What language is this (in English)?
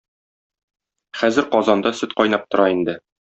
Tatar